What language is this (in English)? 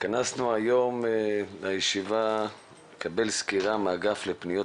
Hebrew